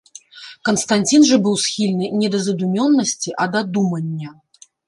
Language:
Belarusian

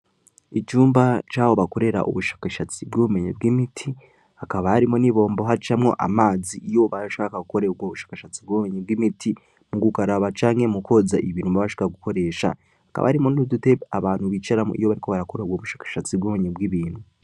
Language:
Rundi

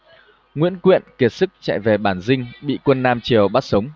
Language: Vietnamese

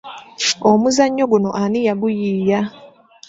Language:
Ganda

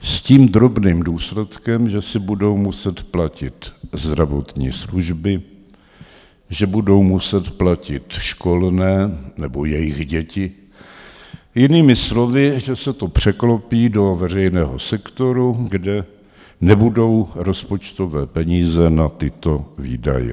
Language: Czech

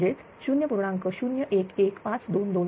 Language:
Marathi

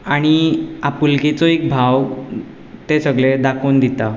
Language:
Konkani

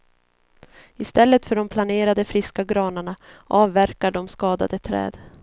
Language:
Swedish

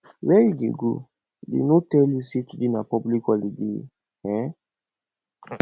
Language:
Nigerian Pidgin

